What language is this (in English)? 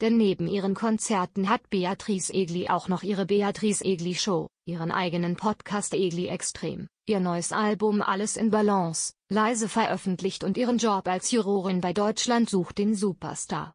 German